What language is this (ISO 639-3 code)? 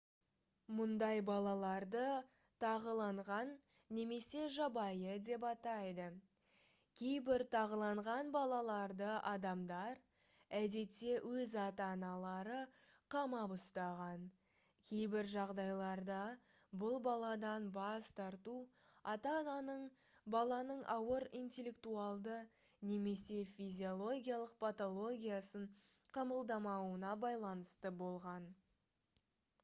kaz